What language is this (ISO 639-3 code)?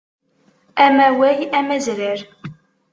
kab